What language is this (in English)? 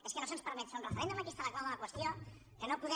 Catalan